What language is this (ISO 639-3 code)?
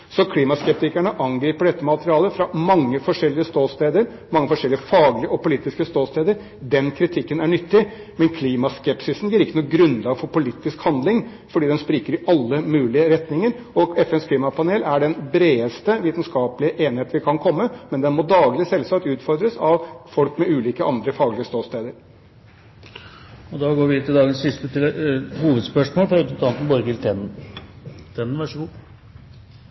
nor